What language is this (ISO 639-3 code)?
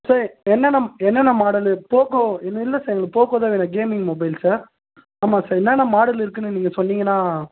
tam